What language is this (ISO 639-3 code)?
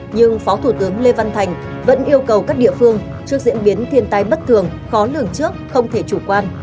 vie